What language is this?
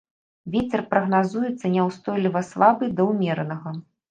Belarusian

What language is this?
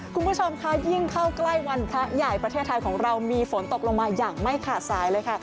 Thai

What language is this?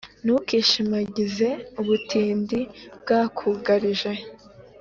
Kinyarwanda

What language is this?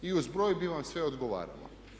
Croatian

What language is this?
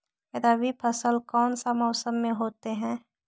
Magahi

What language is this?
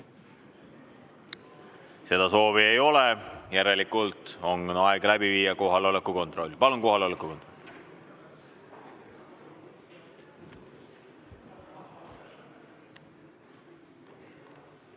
Estonian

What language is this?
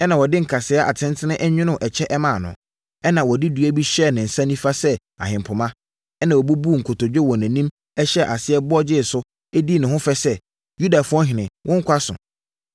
Akan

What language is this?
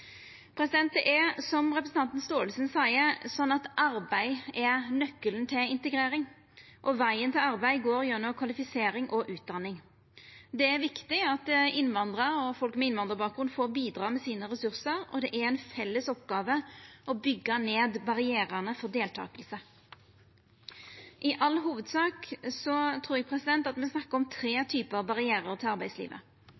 Norwegian Nynorsk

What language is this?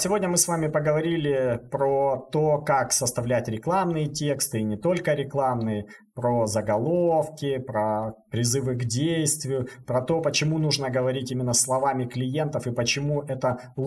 Russian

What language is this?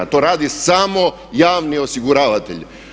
Croatian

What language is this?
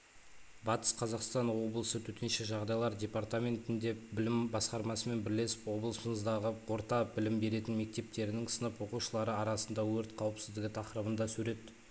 Kazakh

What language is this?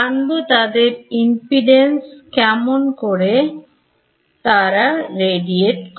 Bangla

